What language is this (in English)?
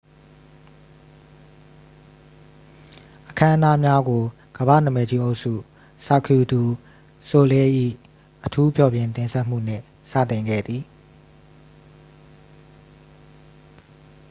Burmese